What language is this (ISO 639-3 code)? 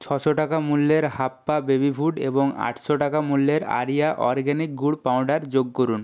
ben